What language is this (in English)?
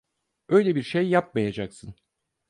Turkish